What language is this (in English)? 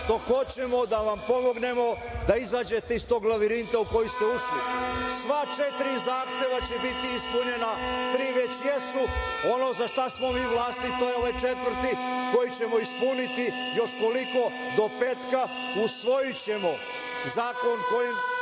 Serbian